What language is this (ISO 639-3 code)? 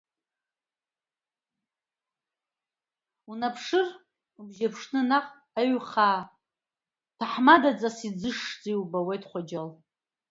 abk